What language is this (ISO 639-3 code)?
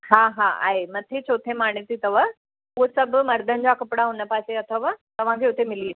snd